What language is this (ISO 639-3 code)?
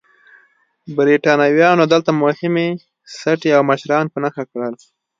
pus